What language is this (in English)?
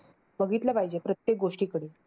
Marathi